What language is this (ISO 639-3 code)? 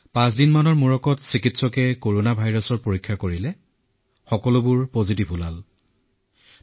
asm